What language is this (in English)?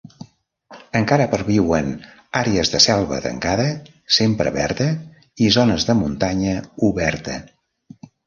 Catalan